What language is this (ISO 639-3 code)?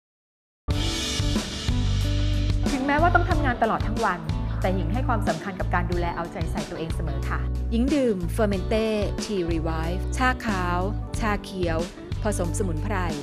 tha